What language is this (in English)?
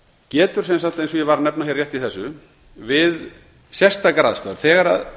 Icelandic